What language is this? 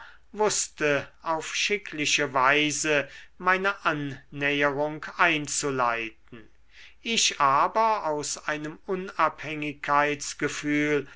German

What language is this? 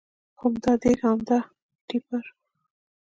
Pashto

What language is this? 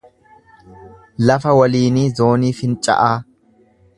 Oromo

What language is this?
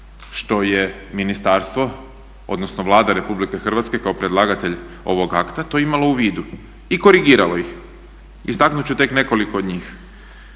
Croatian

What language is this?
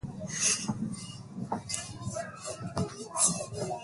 Swahili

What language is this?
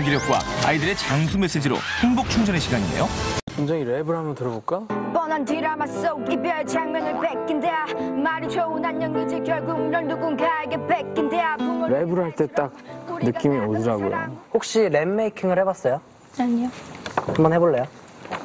Korean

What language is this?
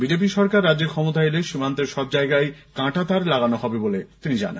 Bangla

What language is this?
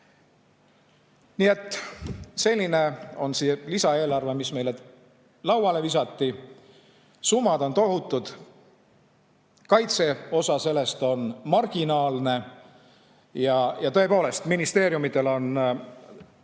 Estonian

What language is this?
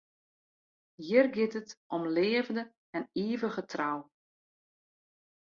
Western Frisian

